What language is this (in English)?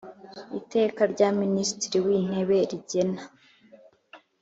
Kinyarwanda